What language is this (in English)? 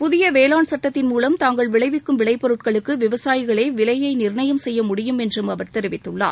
Tamil